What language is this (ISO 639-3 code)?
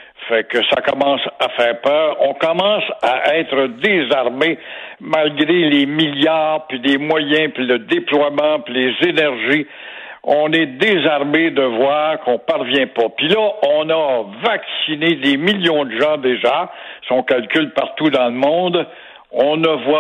fra